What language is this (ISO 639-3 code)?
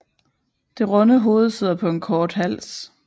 dan